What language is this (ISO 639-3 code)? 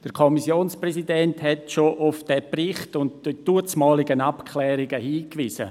gsw